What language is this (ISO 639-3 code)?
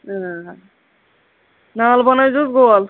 kas